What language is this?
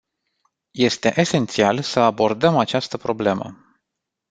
Romanian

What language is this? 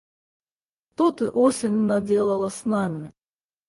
Russian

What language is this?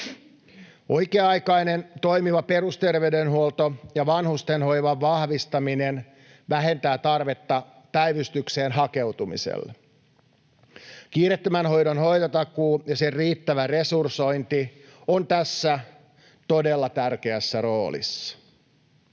Finnish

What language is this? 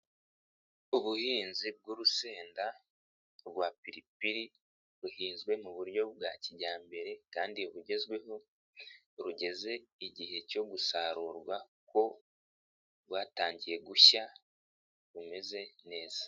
Kinyarwanda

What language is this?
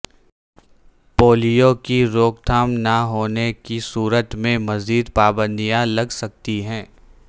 Urdu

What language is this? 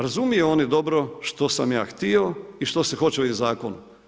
Croatian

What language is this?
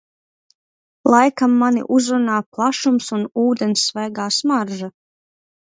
Latvian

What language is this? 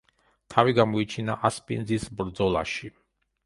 Georgian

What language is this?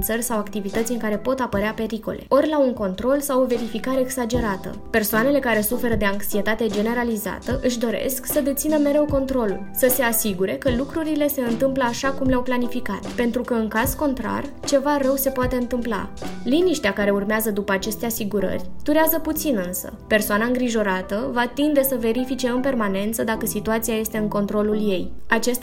Romanian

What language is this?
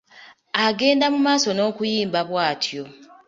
Ganda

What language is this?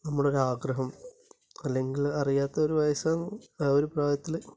Malayalam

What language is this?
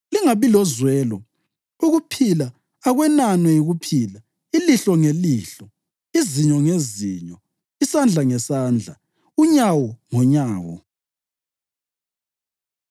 North Ndebele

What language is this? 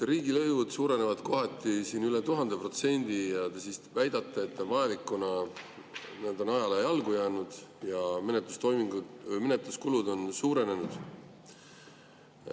Estonian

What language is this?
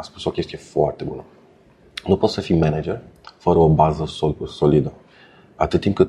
Romanian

